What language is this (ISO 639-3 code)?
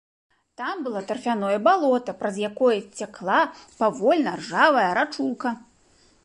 bel